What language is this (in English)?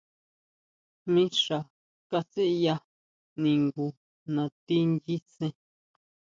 Huautla Mazatec